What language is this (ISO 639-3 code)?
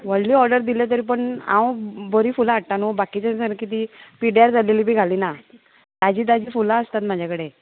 kok